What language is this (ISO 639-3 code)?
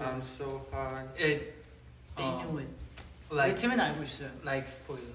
kor